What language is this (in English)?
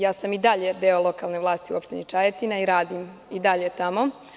Serbian